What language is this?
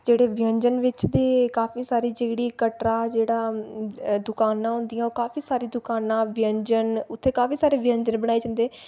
Dogri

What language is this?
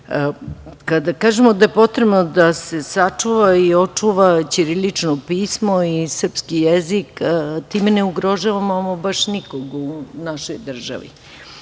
Serbian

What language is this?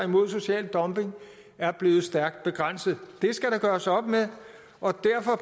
Danish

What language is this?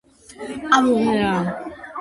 Georgian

